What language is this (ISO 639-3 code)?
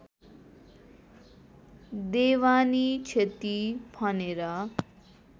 nep